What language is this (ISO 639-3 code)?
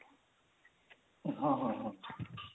ori